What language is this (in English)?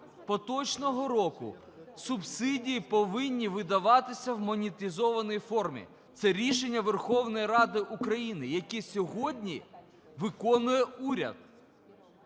Ukrainian